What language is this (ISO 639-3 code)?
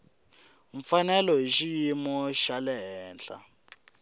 tso